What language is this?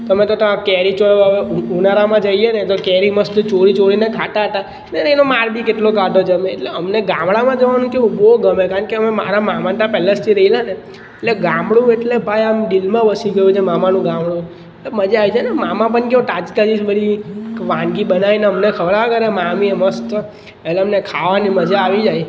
Gujarati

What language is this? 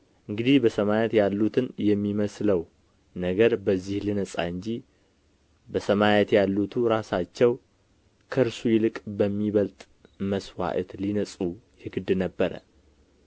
Amharic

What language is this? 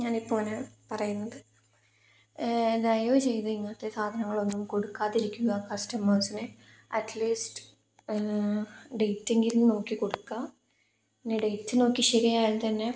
Malayalam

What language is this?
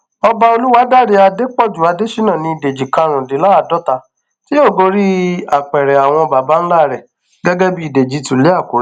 Yoruba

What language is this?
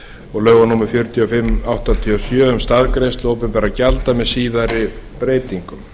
Icelandic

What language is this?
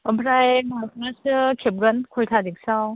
Bodo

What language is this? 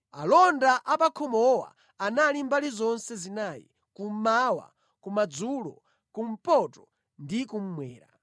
Nyanja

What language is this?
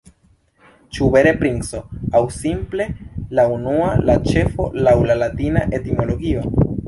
Esperanto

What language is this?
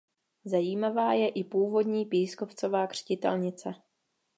Czech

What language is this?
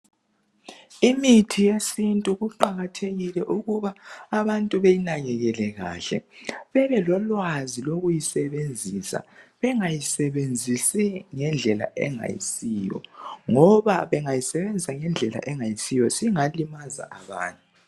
North Ndebele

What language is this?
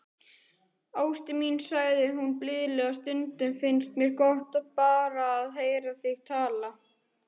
Icelandic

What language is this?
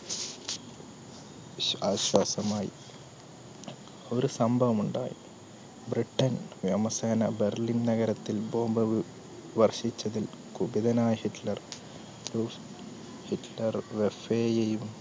Malayalam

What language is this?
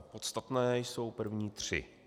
Czech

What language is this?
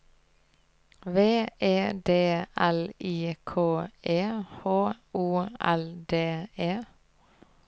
Norwegian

